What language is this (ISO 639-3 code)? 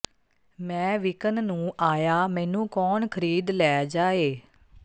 pan